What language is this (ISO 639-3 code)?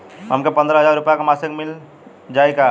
bho